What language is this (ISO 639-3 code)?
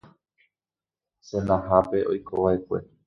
grn